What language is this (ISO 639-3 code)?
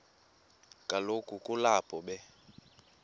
xho